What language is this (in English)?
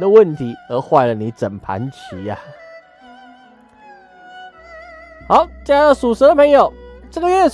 Chinese